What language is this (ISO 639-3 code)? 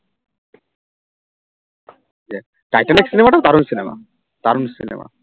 ben